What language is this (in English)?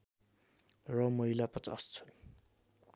Nepali